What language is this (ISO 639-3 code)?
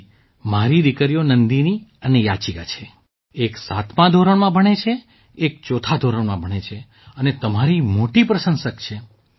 guj